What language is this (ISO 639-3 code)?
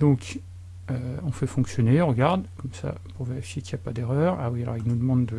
fra